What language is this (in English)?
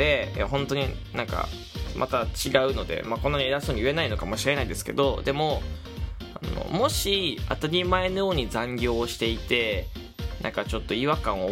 Japanese